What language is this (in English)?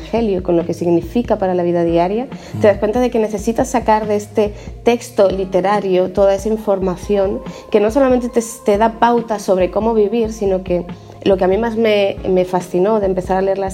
Spanish